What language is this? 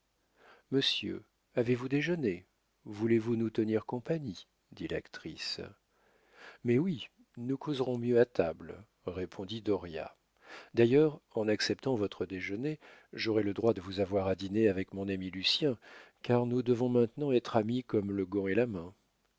French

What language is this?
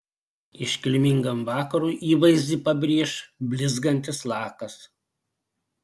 Lithuanian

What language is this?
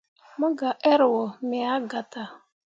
Mundang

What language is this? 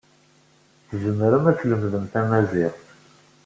Kabyle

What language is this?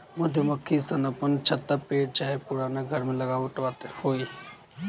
Bhojpuri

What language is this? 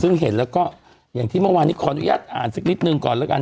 Thai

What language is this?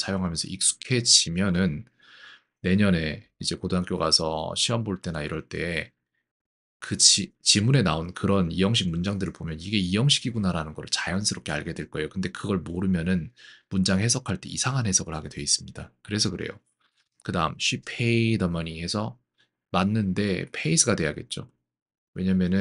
Korean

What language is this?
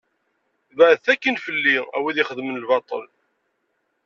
Kabyle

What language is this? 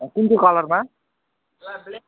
Nepali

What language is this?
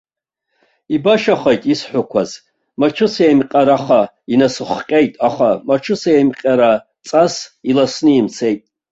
Abkhazian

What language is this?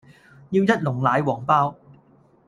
Cantonese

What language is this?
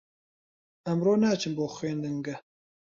Central Kurdish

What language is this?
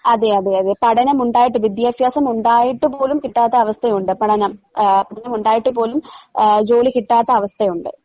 Malayalam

